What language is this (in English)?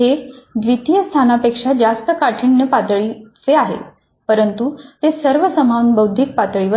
Marathi